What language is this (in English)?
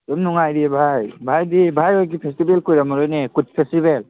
Manipuri